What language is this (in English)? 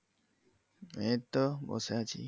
Bangla